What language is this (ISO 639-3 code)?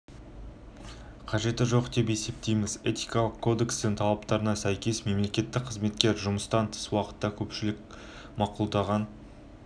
kaz